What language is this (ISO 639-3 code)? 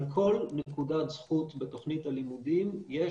heb